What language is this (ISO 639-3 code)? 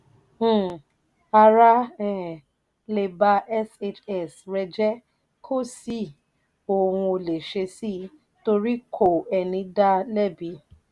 yor